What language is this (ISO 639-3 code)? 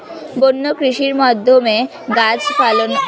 ben